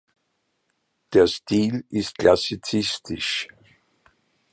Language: German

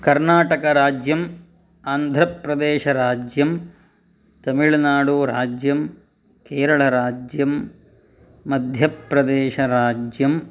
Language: Sanskrit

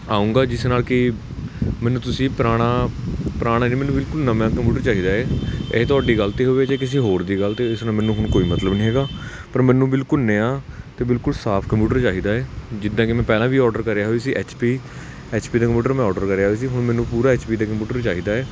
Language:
Punjabi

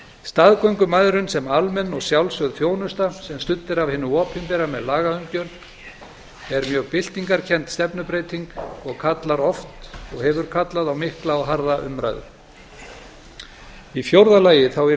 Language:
Icelandic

